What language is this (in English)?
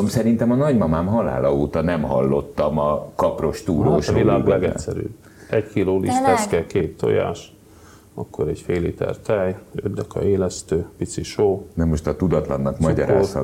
Hungarian